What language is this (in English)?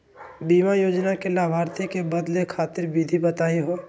Magahi